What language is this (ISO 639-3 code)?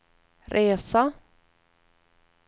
swe